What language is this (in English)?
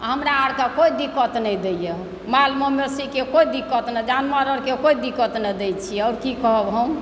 Maithili